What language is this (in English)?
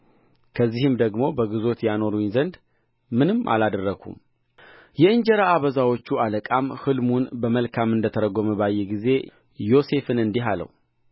Amharic